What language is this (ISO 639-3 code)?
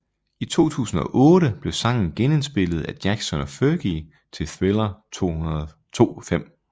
dan